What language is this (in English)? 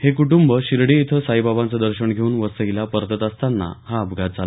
Marathi